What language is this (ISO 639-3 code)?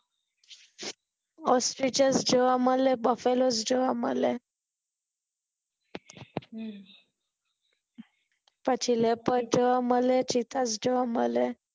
guj